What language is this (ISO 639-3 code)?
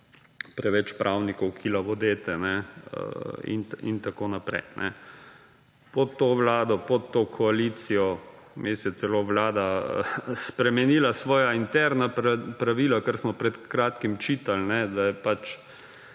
slv